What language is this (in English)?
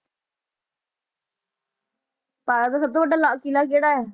Punjabi